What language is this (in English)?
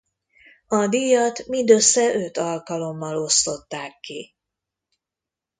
Hungarian